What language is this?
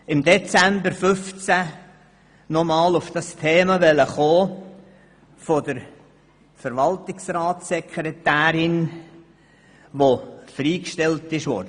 Swiss German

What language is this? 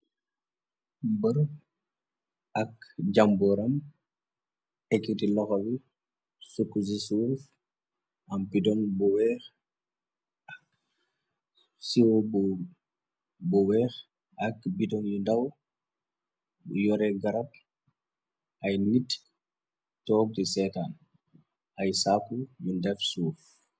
Wolof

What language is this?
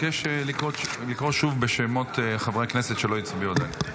Hebrew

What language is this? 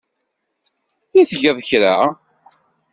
Kabyle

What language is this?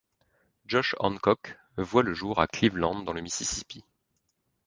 French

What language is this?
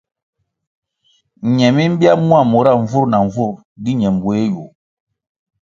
Kwasio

